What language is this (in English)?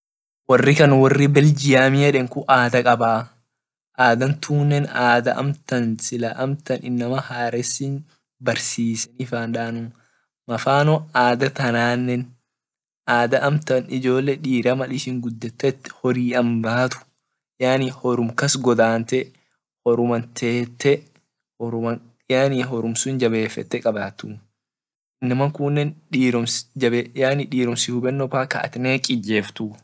Orma